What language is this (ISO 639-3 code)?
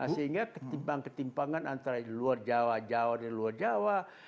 ind